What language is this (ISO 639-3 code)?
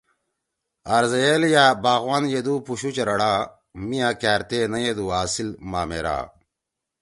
trw